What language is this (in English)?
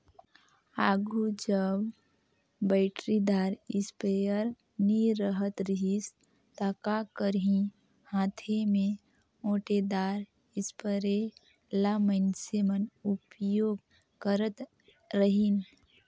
Chhattisgarhi